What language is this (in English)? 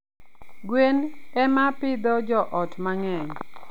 Luo (Kenya and Tanzania)